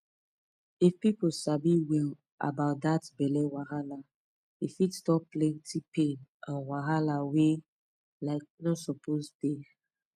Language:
Nigerian Pidgin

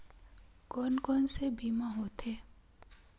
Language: Chhattisgarhi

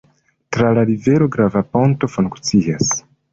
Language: Esperanto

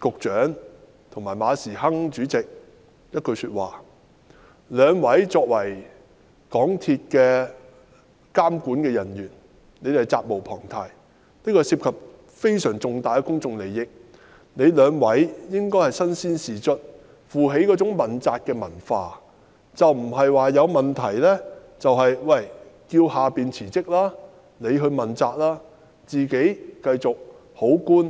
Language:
Cantonese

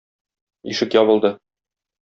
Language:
Tatar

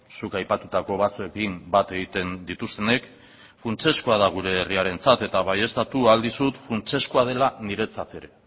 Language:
Basque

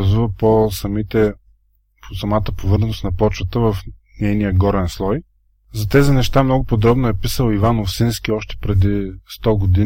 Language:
Bulgarian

